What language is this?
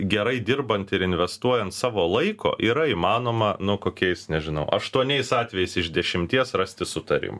Lithuanian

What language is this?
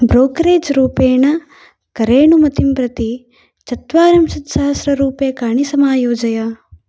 Sanskrit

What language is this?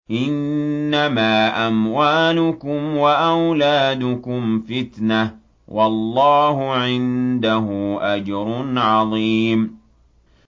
Arabic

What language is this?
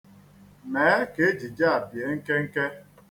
Igbo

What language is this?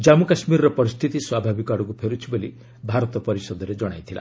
Odia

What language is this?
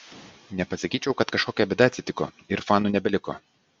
Lithuanian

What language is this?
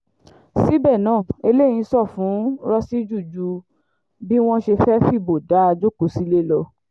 Yoruba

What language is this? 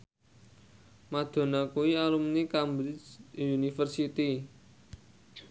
Javanese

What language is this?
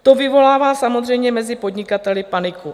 Czech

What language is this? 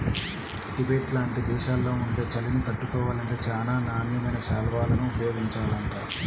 Telugu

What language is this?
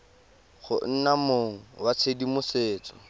Tswana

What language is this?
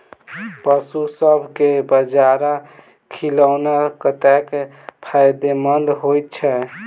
Maithili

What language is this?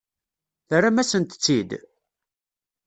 Kabyle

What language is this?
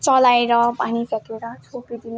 Nepali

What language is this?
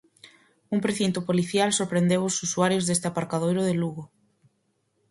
Galician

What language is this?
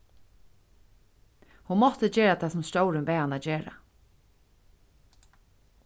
Faroese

